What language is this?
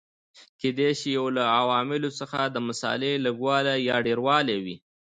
Pashto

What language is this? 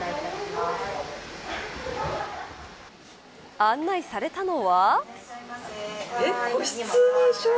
Japanese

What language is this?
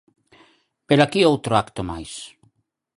Galician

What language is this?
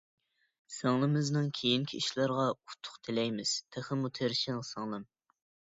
Uyghur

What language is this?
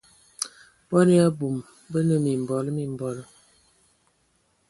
Ewondo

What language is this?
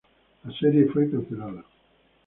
Spanish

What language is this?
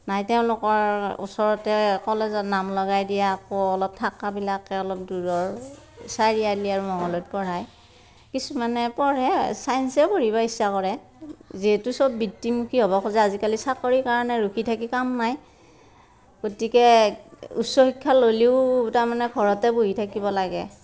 Assamese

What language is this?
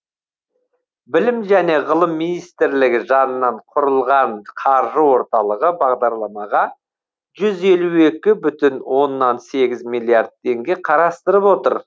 Kazakh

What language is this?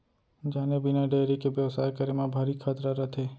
Chhattisgarhi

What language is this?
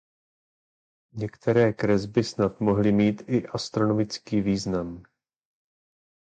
Czech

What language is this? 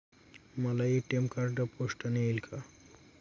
Marathi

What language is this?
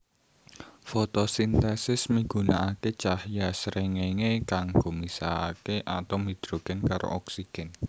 Javanese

